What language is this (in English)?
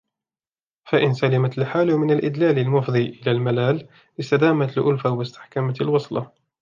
Arabic